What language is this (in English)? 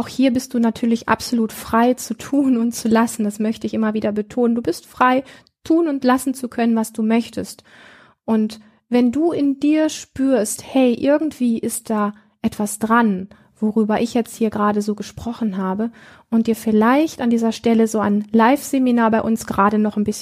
German